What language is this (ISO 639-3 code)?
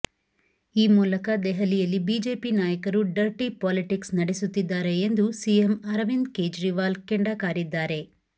kan